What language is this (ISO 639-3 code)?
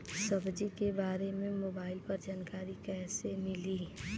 bho